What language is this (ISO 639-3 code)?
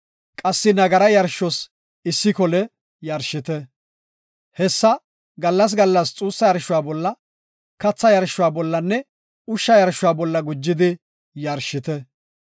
gof